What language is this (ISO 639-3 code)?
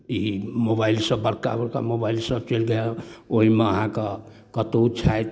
mai